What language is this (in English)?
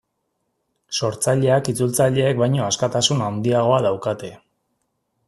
Basque